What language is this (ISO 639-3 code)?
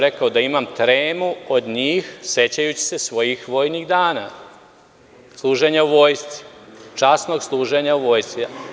srp